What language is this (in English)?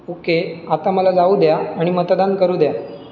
Marathi